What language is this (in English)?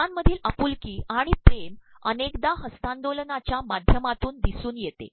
Marathi